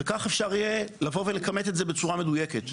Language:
Hebrew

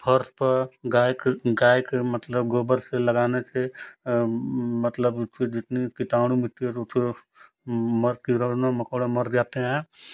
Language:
Hindi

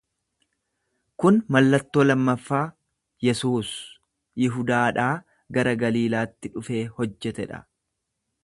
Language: Oromo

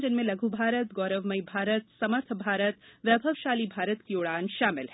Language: Hindi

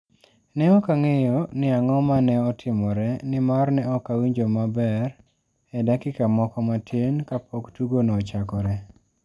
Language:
Luo (Kenya and Tanzania)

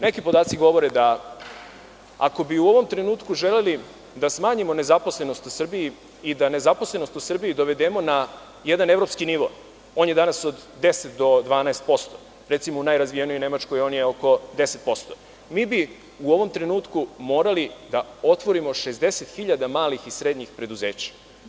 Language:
Serbian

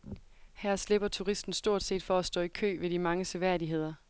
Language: Danish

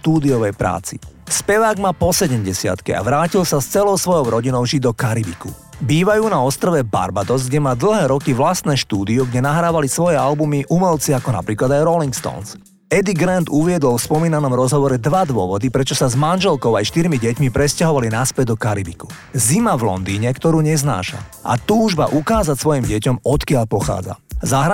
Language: Slovak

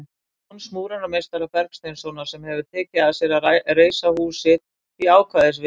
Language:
Icelandic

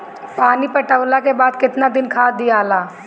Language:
Bhojpuri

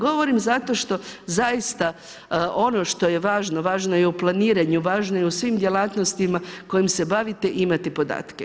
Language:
Croatian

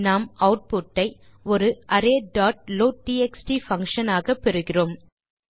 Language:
Tamil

